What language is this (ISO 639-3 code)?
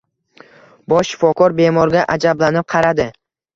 uzb